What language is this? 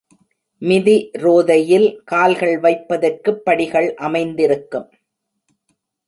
Tamil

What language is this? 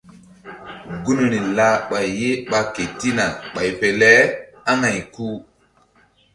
Mbum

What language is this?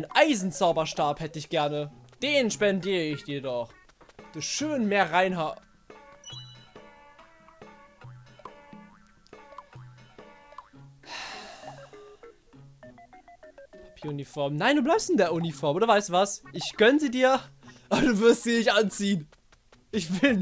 German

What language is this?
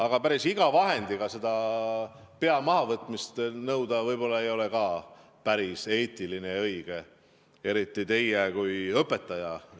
Estonian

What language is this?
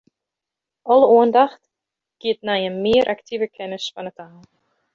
Western Frisian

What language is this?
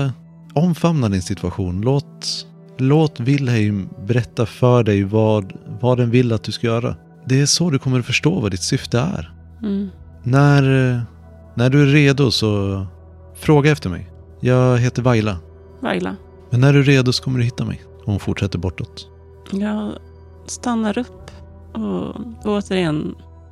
Swedish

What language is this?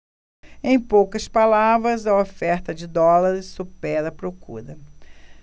Portuguese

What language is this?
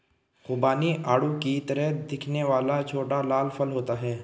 Hindi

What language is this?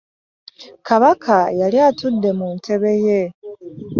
Ganda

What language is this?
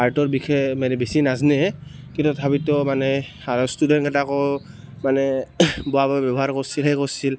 Assamese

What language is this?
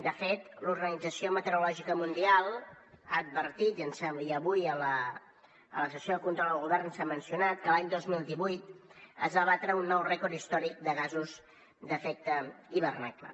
Catalan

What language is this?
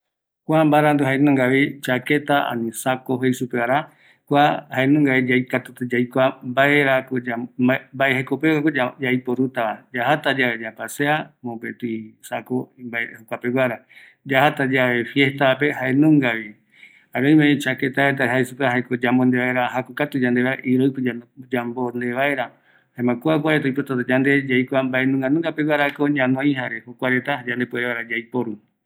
Eastern Bolivian Guaraní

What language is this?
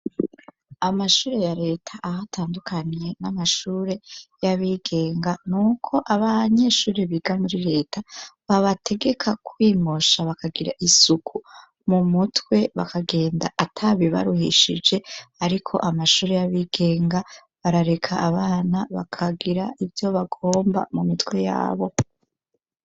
Rundi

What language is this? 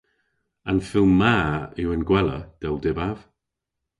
Cornish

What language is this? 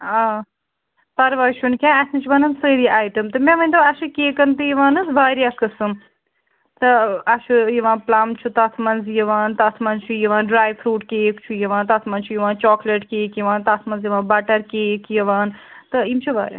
Kashmiri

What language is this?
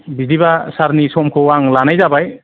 Bodo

